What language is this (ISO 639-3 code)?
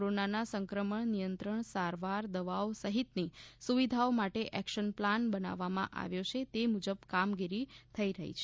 guj